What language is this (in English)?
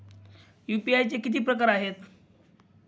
Marathi